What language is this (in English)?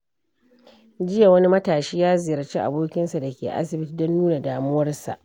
Hausa